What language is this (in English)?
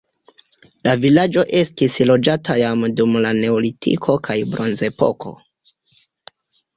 Esperanto